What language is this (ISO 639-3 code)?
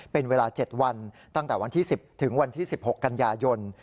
tha